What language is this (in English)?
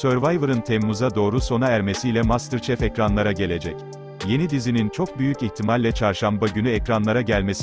Turkish